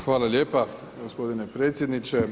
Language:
Croatian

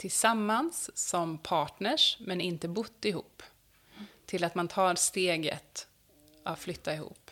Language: Swedish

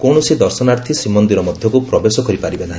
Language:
Odia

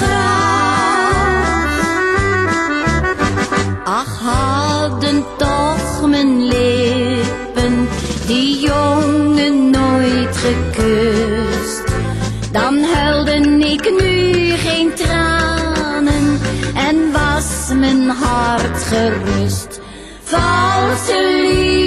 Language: Dutch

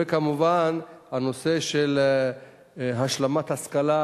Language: Hebrew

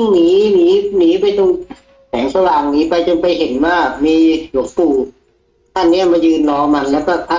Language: Thai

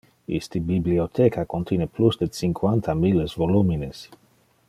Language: Interlingua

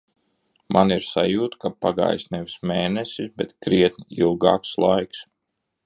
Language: Latvian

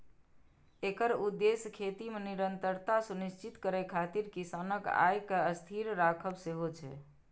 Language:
Maithili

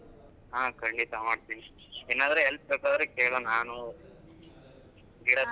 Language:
Kannada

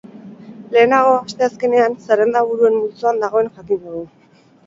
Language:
Basque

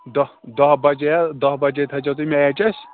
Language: Kashmiri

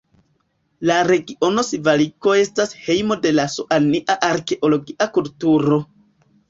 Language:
Esperanto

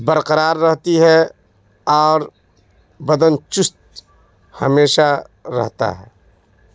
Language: Urdu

